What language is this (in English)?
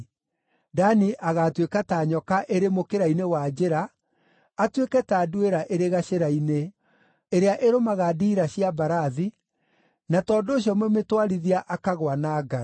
Kikuyu